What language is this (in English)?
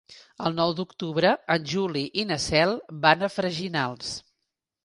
Catalan